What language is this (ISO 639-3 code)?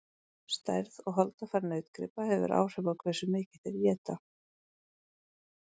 isl